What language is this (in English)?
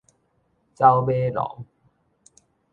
Min Nan Chinese